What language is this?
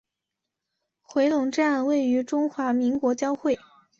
Chinese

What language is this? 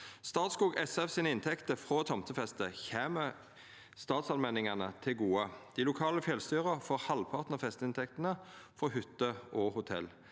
Norwegian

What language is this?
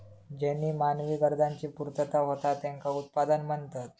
Marathi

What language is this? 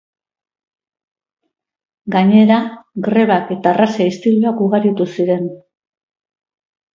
Basque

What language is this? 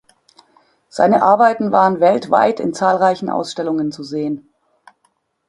German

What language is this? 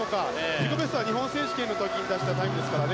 Japanese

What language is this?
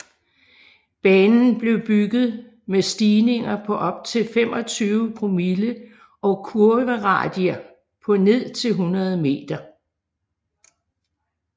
Danish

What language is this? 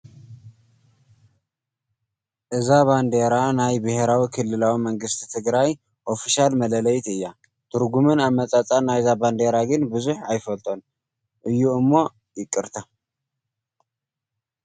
Tigrinya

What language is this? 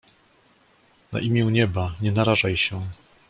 Polish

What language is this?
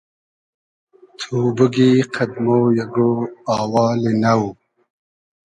Hazaragi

